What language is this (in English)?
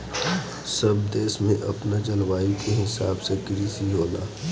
Bhojpuri